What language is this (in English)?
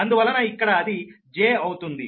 Telugu